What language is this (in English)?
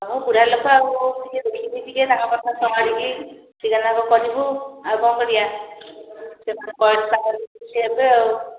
Odia